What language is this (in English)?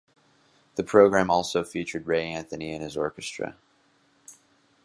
English